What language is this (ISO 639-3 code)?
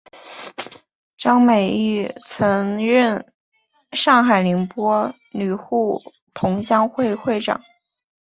zho